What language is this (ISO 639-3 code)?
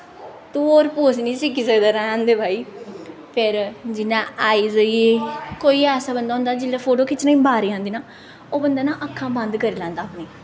doi